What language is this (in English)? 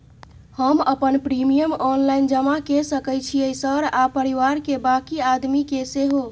Maithili